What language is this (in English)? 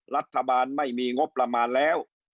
Thai